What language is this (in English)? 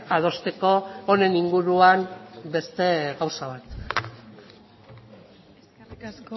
Basque